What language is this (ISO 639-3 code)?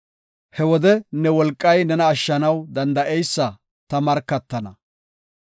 gof